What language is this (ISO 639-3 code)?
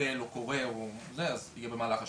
heb